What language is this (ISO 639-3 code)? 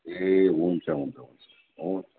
nep